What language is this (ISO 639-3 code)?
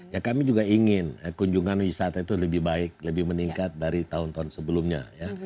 ind